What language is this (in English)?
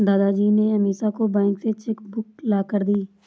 Hindi